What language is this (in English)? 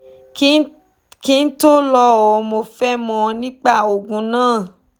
Yoruba